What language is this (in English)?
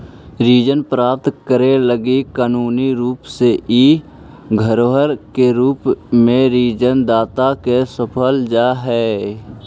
Magahi